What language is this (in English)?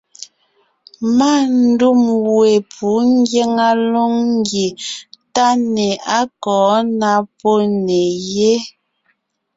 Ngiemboon